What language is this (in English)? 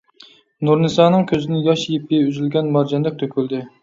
Uyghur